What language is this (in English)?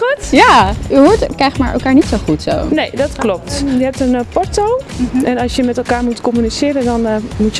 Dutch